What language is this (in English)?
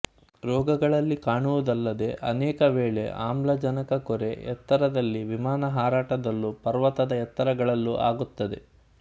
Kannada